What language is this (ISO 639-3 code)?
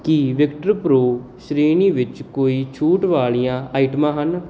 pan